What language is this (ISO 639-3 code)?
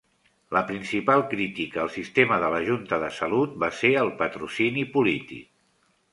cat